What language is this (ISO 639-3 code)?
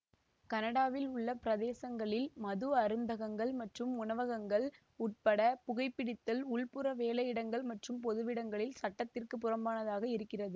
tam